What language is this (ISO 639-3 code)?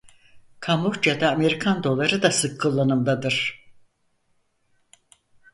tur